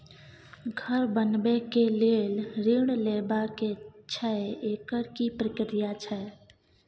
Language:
Maithili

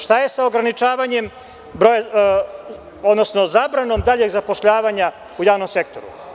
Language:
Serbian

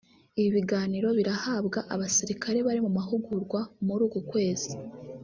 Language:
Kinyarwanda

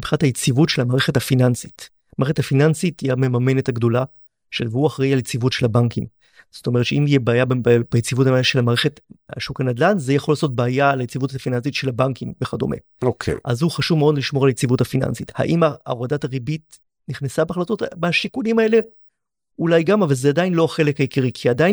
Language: Hebrew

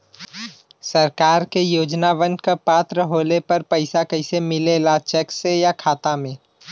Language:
Bhojpuri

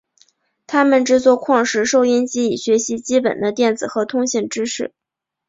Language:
Chinese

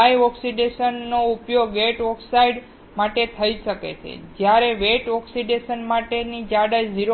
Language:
Gujarati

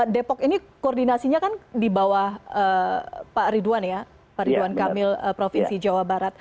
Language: Indonesian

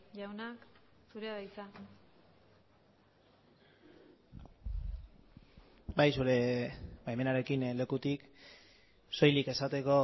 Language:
Basque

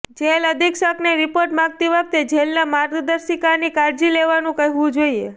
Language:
Gujarati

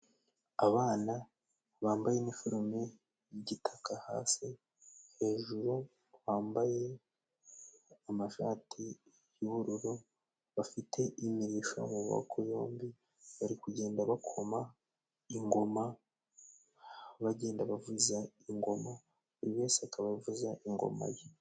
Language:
Kinyarwanda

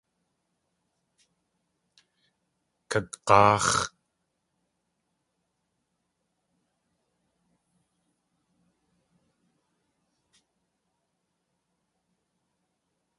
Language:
Tlingit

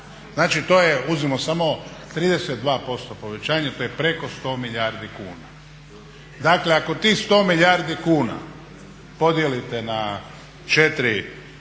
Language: Croatian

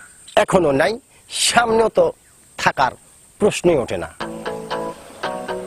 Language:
Bangla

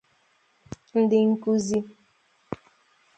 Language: Igbo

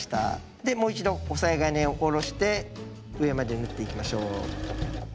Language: Japanese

